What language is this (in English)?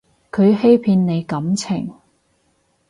Cantonese